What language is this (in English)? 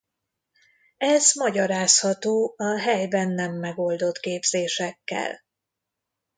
Hungarian